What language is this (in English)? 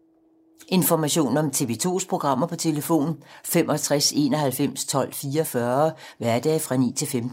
Danish